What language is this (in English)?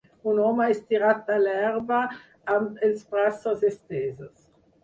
Catalan